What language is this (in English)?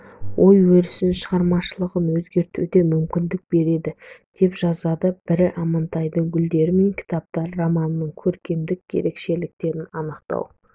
Kazakh